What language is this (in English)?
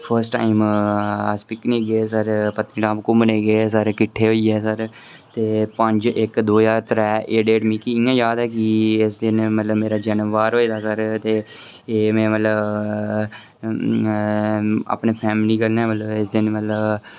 Dogri